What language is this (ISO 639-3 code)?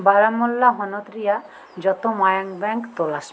sat